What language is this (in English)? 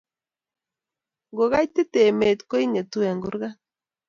Kalenjin